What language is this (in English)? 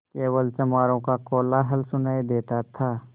Hindi